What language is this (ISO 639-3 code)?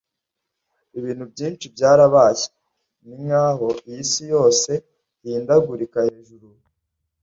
kin